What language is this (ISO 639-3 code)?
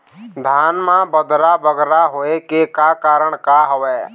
hne